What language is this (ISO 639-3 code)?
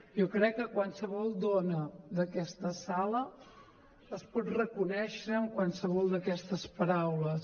cat